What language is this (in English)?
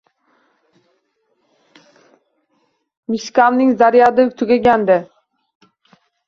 Uzbek